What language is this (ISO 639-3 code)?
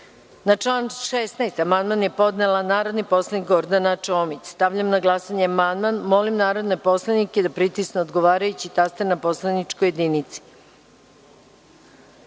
srp